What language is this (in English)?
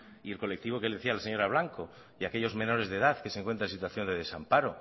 Spanish